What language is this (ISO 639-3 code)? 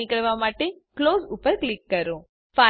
guj